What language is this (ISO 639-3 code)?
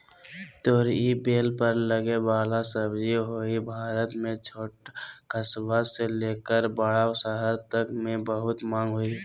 mag